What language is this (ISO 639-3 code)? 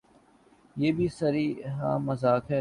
urd